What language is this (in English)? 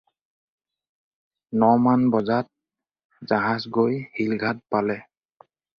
Assamese